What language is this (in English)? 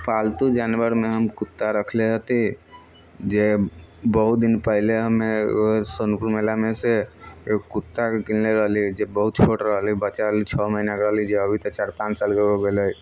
Maithili